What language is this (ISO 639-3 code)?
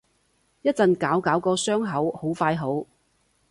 yue